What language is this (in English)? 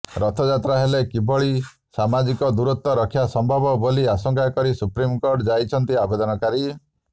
Odia